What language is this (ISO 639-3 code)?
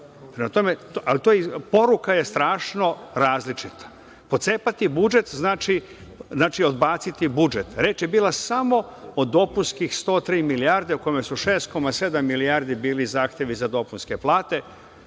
srp